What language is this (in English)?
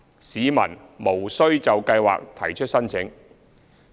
Cantonese